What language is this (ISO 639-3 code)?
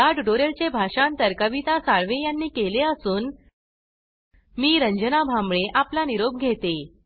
mar